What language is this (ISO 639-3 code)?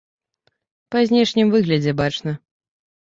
bel